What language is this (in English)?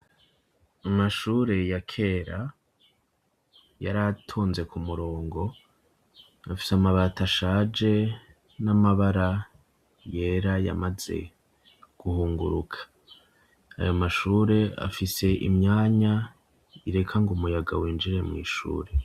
Rundi